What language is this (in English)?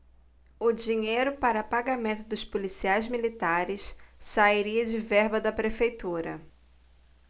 Portuguese